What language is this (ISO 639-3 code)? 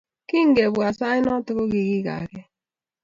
kln